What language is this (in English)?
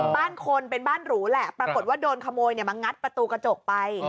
Thai